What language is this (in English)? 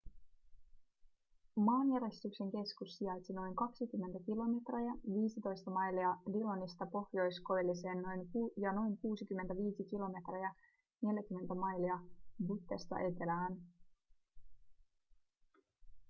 Finnish